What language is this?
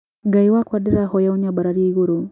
Kikuyu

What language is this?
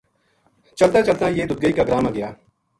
Gujari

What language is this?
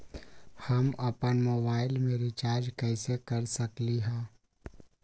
Magahi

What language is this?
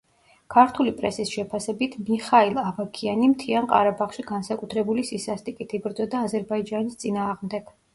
Georgian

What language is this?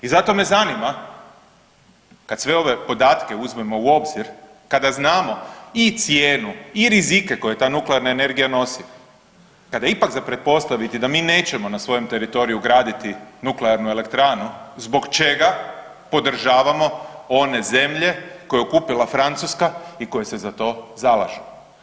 Croatian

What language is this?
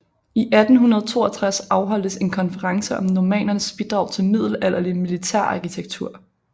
Danish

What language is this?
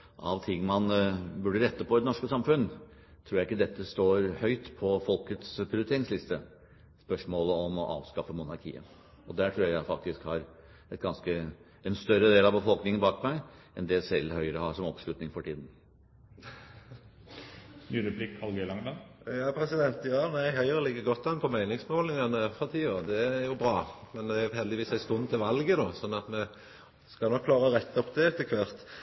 Norwegian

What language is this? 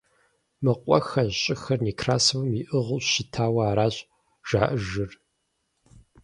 Kabardian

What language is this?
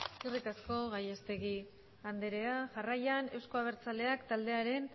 Basque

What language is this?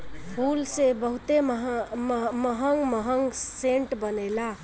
Bhojpuri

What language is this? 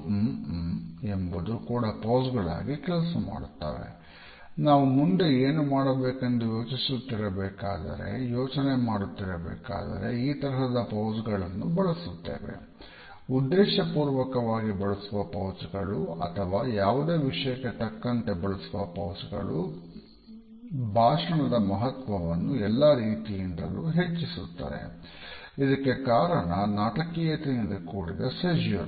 Kannada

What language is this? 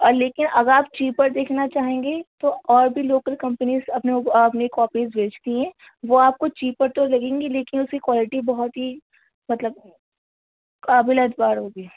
Urdu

